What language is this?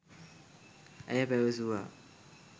Sinhala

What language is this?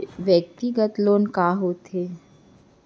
Chhattisgarhi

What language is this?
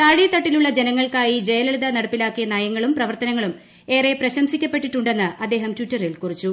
Malayalam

